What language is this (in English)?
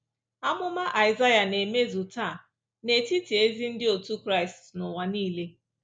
Igbo